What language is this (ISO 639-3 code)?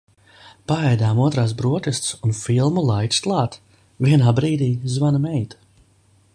lav